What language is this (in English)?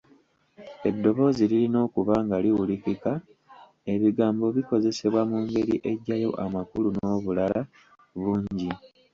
Ganda